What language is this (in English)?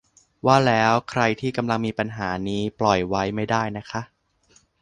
Thai